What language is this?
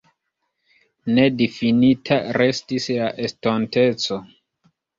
Esperanto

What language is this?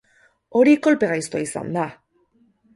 Basque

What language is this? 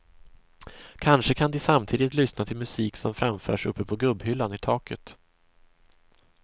Swedish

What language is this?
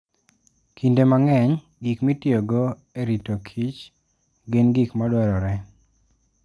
Luo (Kenya and Tanzania)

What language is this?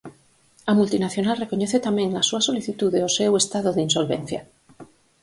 Galician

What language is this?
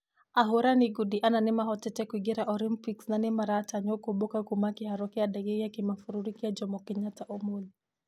Kikuyu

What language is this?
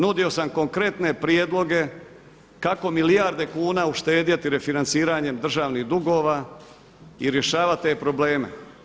Croatian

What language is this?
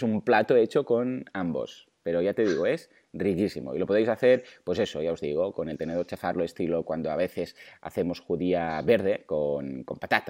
Spanish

